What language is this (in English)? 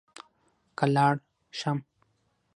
Pashto